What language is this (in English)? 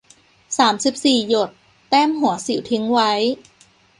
Thai